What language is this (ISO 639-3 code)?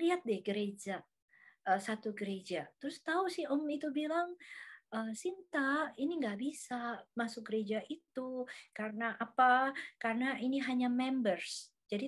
ind